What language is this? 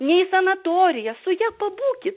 Lithuanian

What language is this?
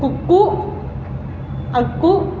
Malayalam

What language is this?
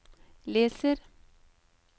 Norwegian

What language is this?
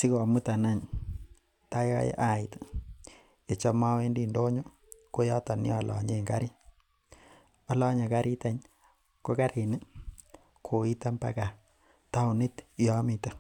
Kalenjin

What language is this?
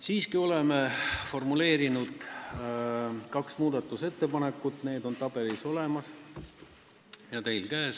Estonian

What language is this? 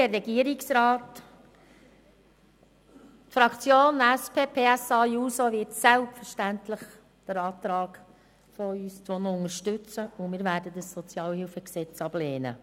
Swiss German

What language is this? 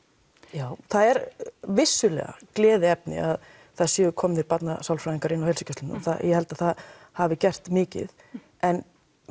Icelandic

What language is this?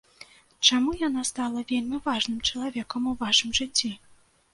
Belarusian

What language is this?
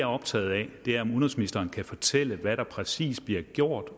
Danish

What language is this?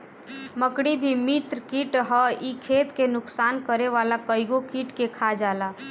Bhojpuri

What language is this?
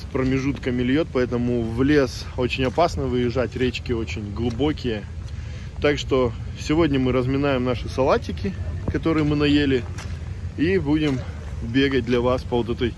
Russian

